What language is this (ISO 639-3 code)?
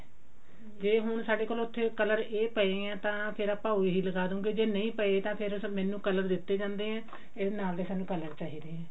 pan